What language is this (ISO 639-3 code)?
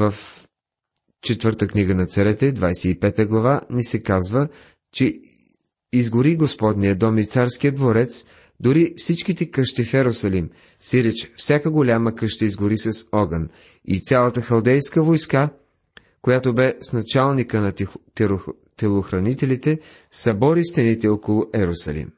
bul